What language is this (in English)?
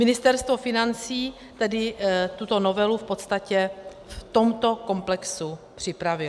Czech